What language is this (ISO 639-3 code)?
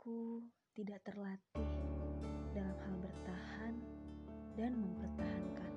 ind